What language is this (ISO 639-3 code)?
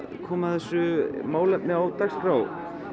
isl